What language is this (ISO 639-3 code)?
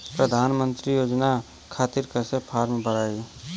bho